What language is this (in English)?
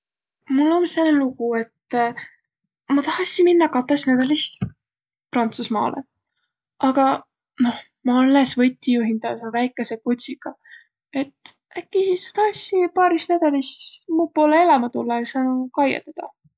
Võro